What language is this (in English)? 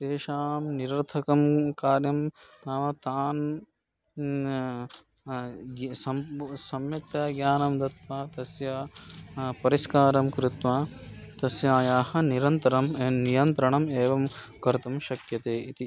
Sanskrit